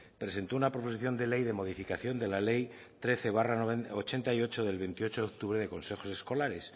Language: Spanish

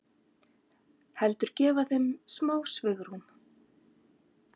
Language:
Icelandic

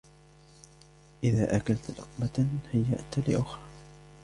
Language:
Arabic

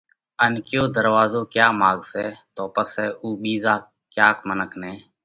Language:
Parkari Koli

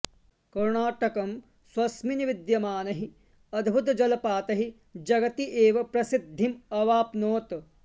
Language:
Sanskrit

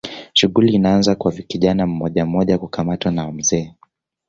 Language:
Swahili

